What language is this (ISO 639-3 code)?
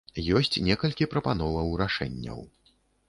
bel